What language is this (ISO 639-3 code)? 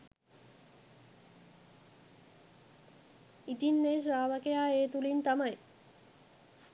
sin